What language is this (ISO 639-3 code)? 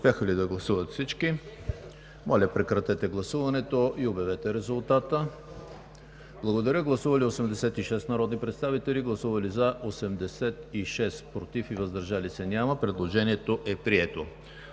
bul